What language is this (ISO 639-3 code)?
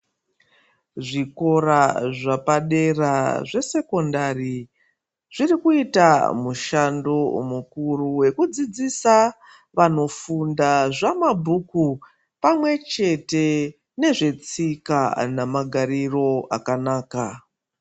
ndc